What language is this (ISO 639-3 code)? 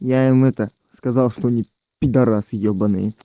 rus